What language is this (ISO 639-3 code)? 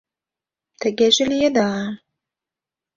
chm